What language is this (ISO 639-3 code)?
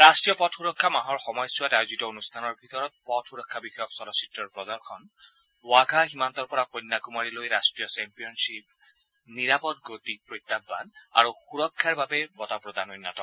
asm